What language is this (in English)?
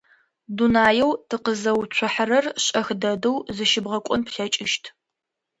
Adyghe